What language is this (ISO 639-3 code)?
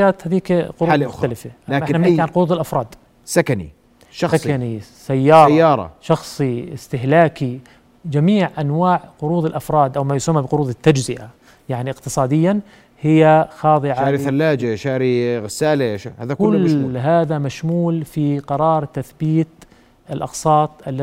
ara